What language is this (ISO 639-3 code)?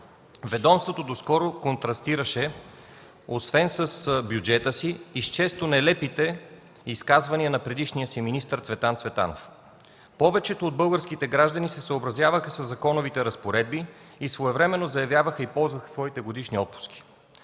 bul